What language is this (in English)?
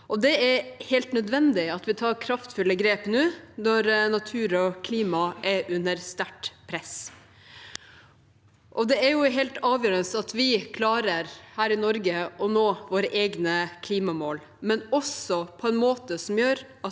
Norwegian